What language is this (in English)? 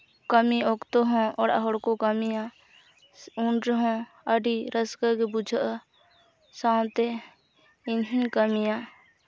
Santali